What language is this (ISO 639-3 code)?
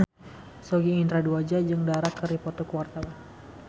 sun